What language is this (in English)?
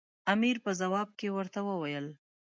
Pashto